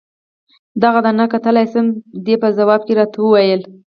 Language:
Pashto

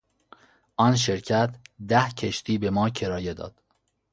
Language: Persian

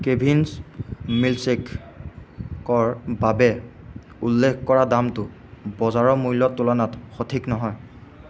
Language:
Assamese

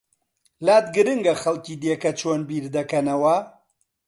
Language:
Central Kurdish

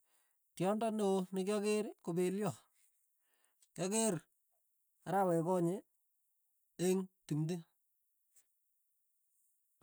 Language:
Tugen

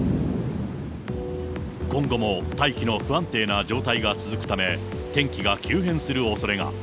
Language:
Japanese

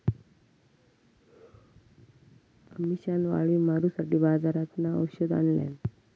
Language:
Marathi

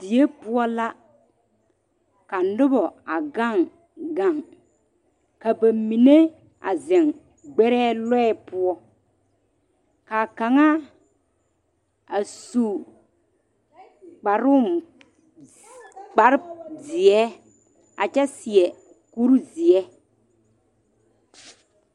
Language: Southern Dagaare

